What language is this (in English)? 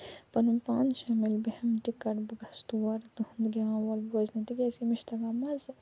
Kashmiri